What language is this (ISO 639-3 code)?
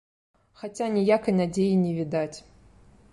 bel